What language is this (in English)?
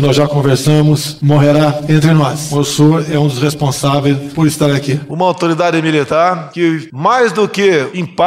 Portuguese